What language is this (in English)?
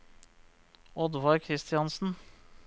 Norwegian